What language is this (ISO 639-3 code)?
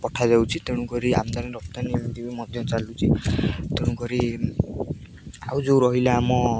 ori